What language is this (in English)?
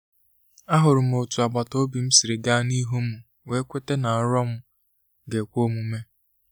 Igbo